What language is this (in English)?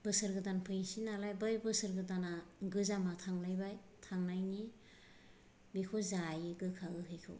Bodo